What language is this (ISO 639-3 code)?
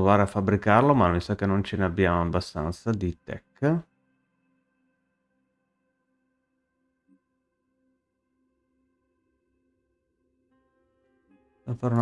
ita